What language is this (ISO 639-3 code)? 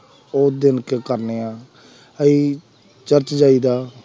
pan